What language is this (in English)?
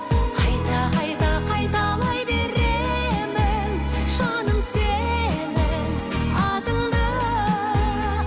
Kazakh